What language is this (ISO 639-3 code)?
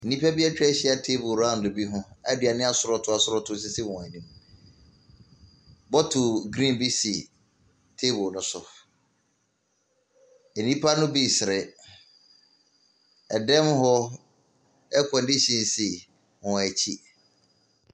aka